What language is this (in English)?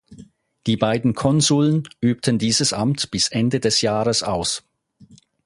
German